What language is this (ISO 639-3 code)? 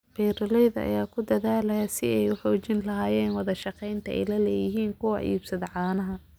som